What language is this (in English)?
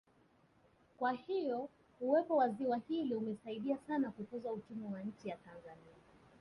Swahili